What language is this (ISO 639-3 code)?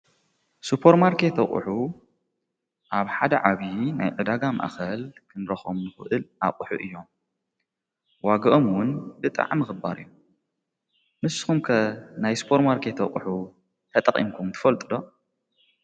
tir